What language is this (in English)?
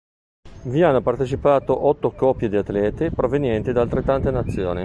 Italian